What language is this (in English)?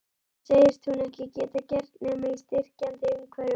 Icelandic